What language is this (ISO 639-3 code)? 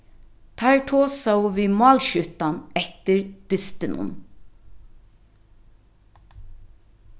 fao